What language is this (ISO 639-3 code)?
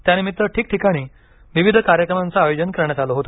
mar